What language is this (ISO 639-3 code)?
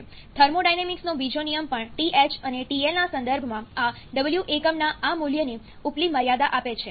guj